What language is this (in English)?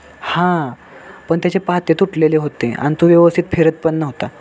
Marathi